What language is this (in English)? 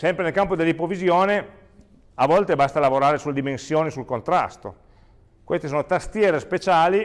Italian